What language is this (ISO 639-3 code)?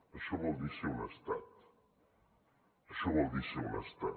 cat